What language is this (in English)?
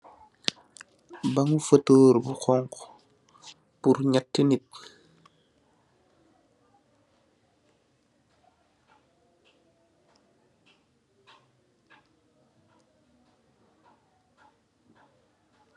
Wolof